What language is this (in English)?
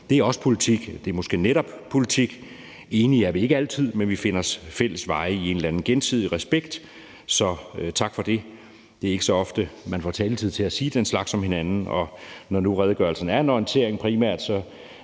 Danish